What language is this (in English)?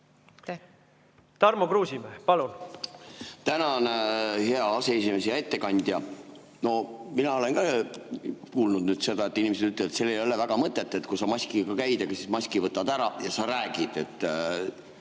Estonian